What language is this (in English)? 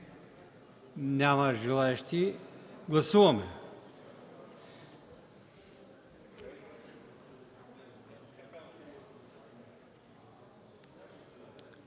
Bulgarian